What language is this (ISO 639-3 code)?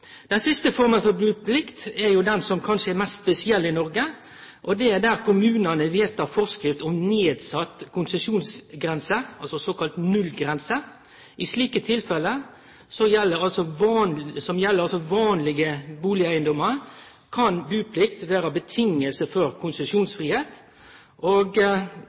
nno